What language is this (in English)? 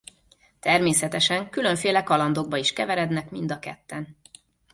Hungarian